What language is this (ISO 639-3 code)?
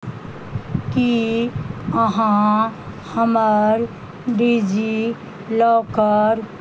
mai